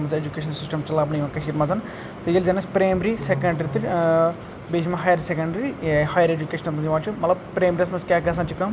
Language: Kashmiri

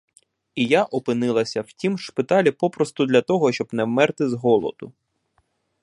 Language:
Ukrainian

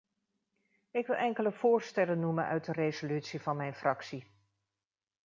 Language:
Dutch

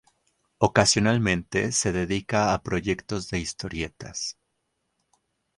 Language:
Spanish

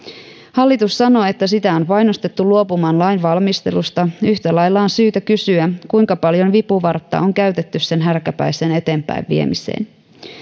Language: Finnish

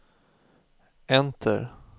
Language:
Swedish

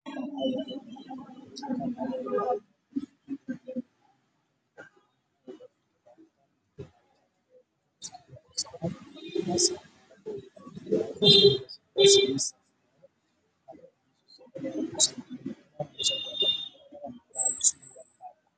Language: Somali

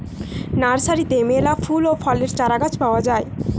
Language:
Bangla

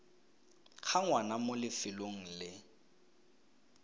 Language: Tswana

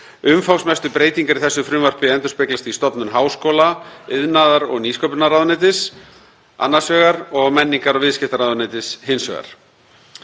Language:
Icelandic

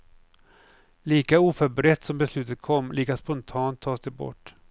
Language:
Swedish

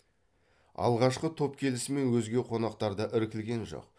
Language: Kazakh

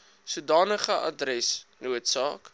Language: Afrikaans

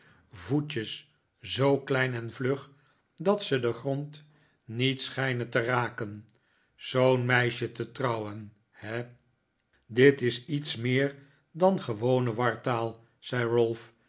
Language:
Dutch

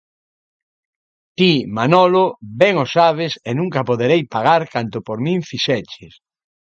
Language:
Galician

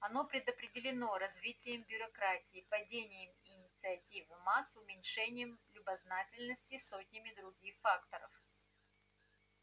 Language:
Russian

